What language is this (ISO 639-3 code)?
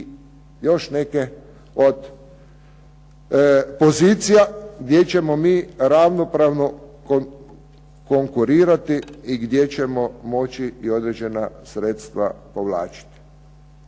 hrv